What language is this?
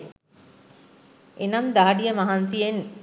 Sinhala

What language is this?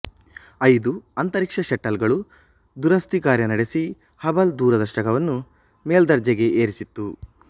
Kannada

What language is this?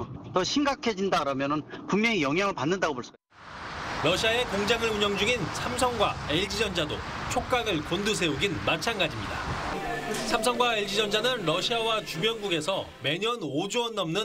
Korean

